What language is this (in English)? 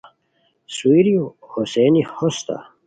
Khowar